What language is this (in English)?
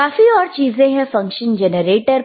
Hindi